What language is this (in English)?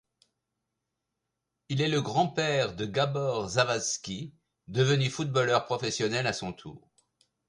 French